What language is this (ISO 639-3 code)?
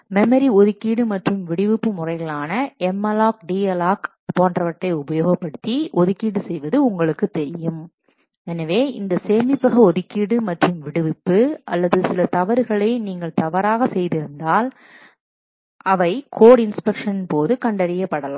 tam